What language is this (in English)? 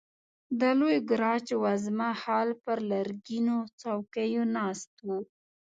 Pashto